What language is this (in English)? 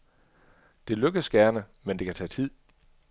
Danish